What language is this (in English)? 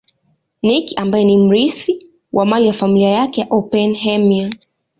Swahili